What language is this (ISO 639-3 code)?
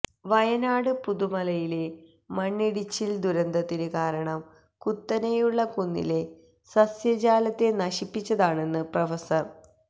mal